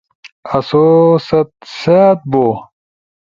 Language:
Ushojo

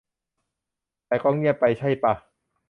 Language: Thai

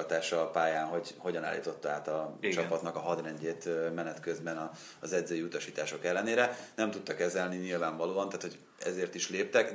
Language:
Hungarian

